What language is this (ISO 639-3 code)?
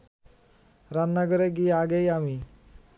ben